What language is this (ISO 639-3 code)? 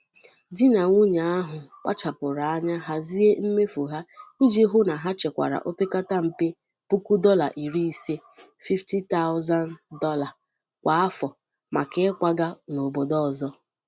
ibo